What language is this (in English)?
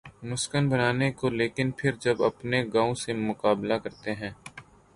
Urdu